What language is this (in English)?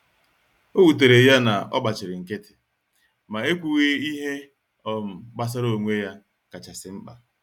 Igbo